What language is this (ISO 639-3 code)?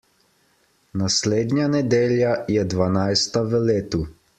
slv